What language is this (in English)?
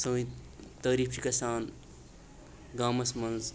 Kashmiri